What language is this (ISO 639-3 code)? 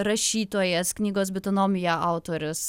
lit